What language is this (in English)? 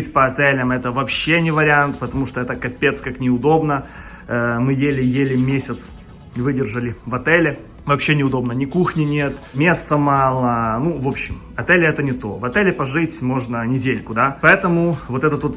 Russian